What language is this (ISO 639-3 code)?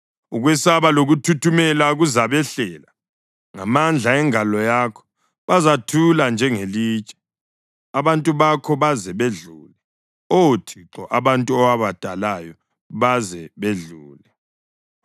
nde